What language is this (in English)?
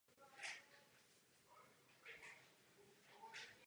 Czech